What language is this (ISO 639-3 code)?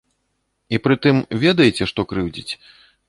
bel